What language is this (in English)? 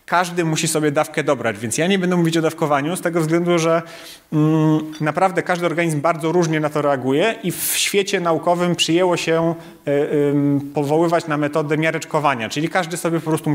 Polish